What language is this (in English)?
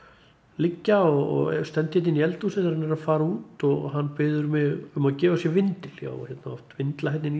Icelandic